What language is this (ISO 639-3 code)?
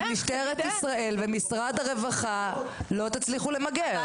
heb